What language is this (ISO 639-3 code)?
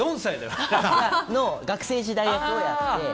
jpn